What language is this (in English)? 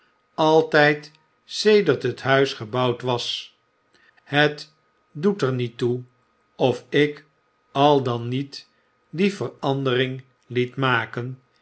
Dutch